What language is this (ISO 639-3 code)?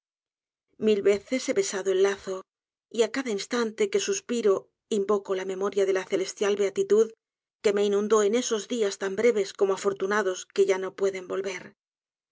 spa